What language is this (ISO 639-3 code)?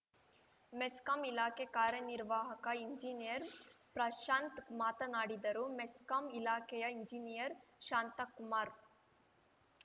kan